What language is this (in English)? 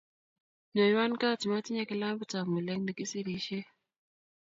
Kalenjin